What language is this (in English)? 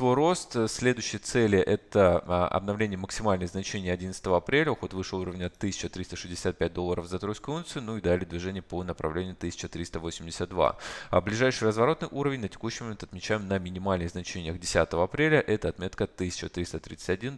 Russian